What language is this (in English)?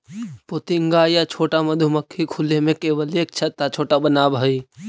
Magahi